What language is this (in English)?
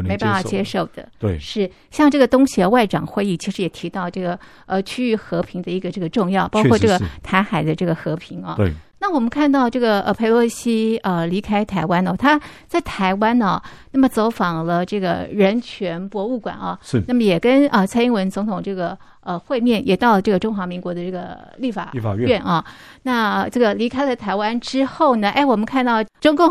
Chinese